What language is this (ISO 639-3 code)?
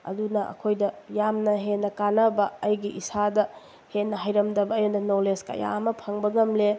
mni